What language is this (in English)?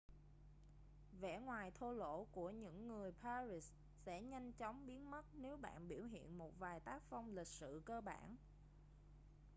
Vietnamese